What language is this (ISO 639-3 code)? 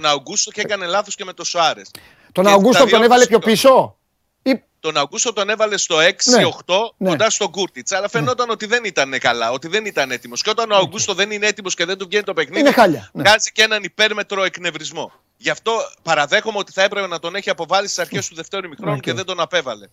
ell